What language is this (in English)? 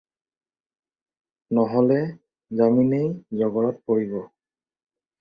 Assamese